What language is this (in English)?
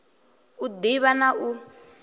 Venda